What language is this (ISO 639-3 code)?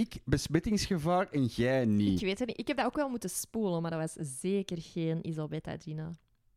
nld